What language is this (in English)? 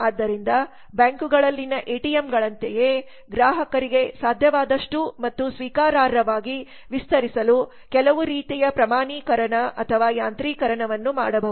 Kannada